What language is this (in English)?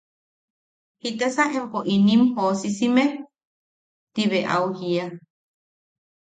Yaqui